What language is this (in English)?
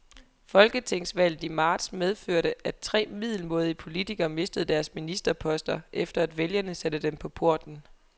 Danish